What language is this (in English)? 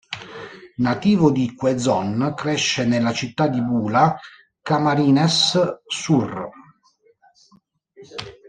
Italian